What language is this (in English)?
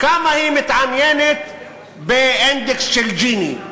Hebrew